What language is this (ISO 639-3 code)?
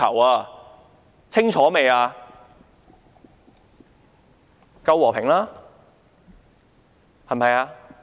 yue